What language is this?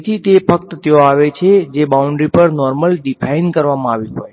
Gujarati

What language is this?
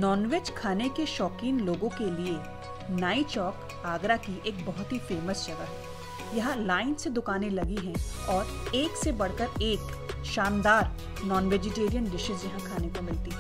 Hindi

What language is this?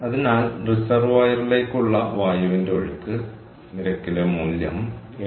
Malayalam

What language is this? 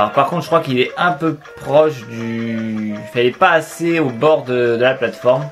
French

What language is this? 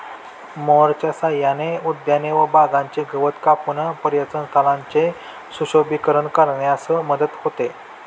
Marathi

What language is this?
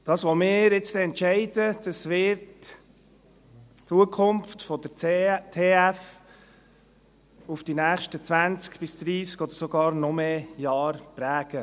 Swiss German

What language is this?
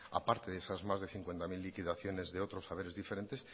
Spanish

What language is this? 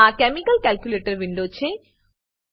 Gujarati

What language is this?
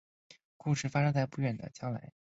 Chinese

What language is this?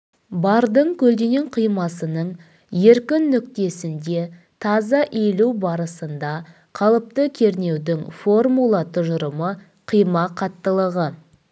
Kazakh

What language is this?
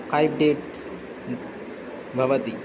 Sanskrit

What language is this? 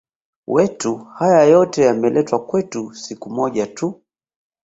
Swahili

